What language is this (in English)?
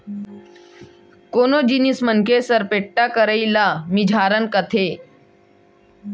Chhattisgarhi